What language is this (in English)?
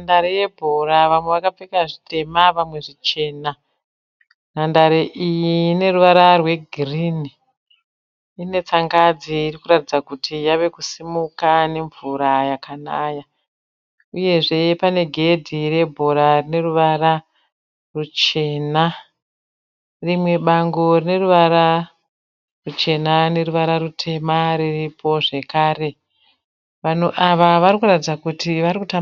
Shona